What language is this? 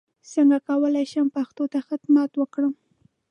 Pashto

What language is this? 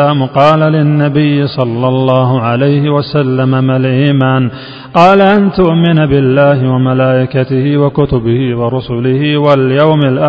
Arabic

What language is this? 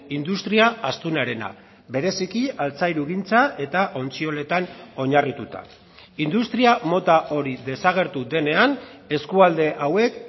Basque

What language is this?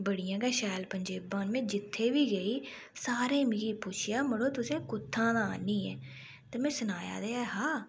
Dogri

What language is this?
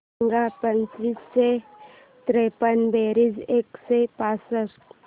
Marathi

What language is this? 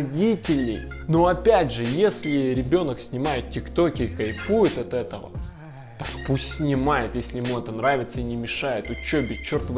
Russian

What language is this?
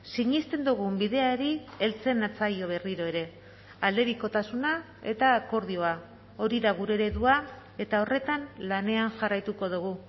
Basque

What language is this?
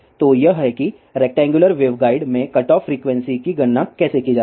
Hindi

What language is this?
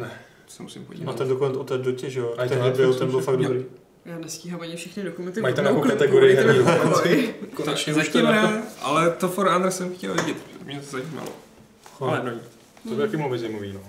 Czech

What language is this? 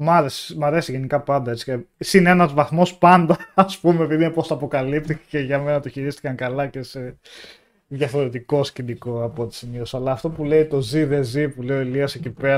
Greek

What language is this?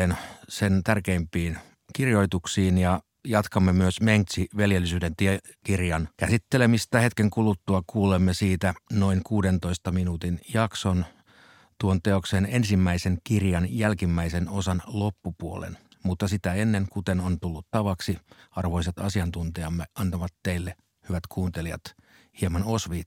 Finnish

